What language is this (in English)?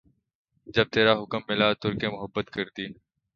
Urdu